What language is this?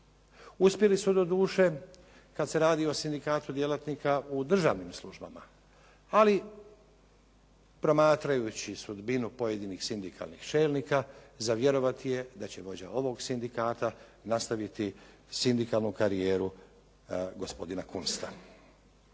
Croatian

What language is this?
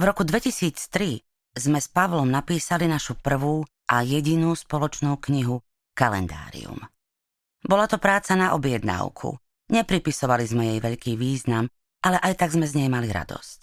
Slovak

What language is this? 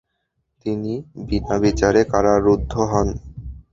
Bangla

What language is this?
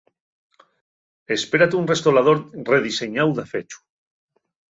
Asturian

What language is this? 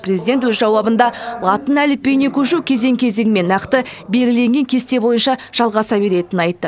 Kazakh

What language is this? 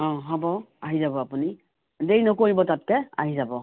Assamese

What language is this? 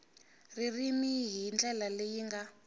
Tsonga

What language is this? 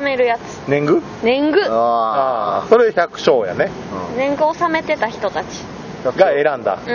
Japanese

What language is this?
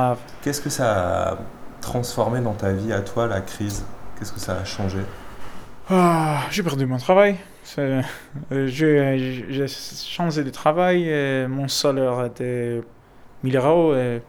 French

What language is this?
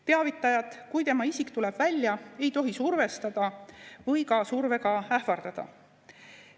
Estonian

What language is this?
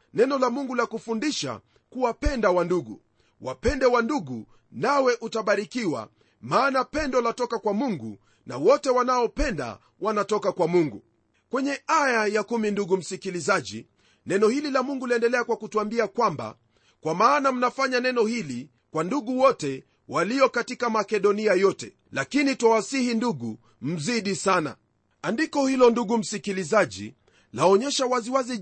Swahili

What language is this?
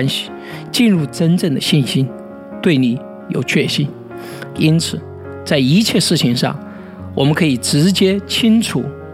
Chinese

